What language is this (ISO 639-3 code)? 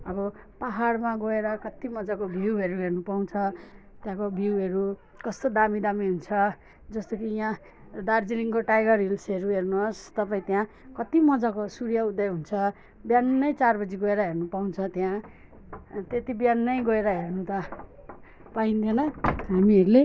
nep